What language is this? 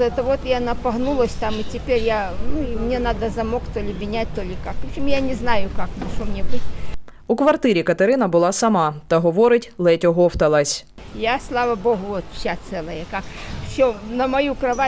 Ukrainian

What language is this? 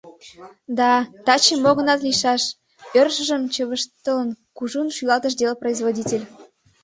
Mari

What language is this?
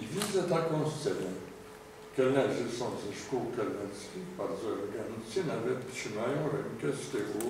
Polish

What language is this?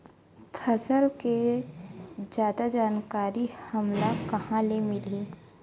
Chhattisgarhi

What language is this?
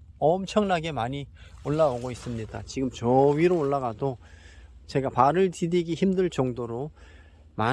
Korean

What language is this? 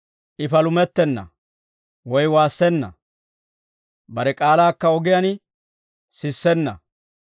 Dawro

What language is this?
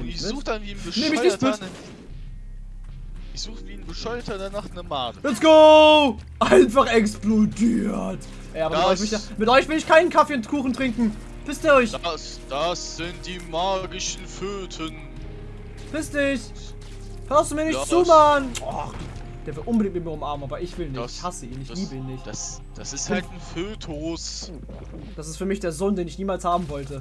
German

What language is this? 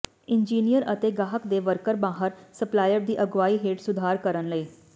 Punjabi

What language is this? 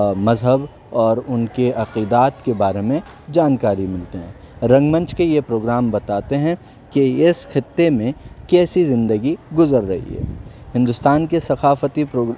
Urdu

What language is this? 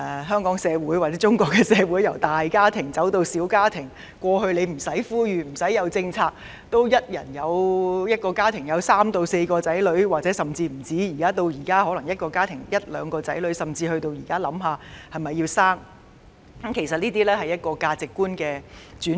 Cantonese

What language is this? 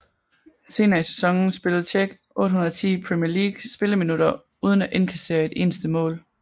Danish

